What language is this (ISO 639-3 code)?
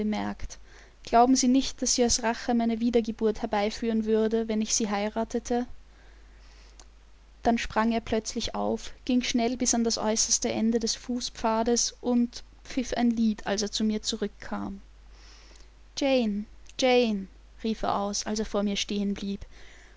deu